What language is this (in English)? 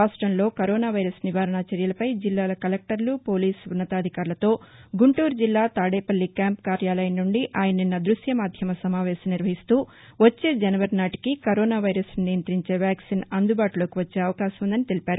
Telugu